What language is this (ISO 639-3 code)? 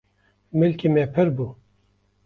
kur